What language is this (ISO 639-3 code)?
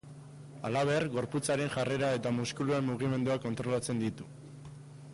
eus